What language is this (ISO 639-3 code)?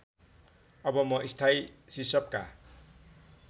nep